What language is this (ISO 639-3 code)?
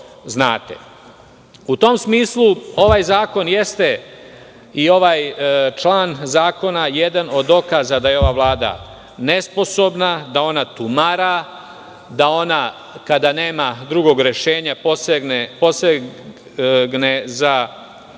srp